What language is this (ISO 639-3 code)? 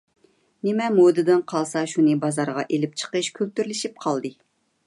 uig